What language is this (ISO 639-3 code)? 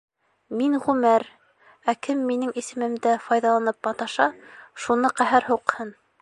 bak